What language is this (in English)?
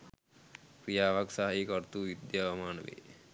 Sinhala